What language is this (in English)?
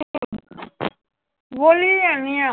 Punjabi